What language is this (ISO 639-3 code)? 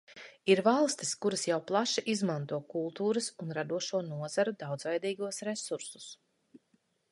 lav